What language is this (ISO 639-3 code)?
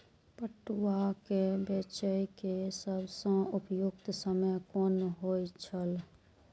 mai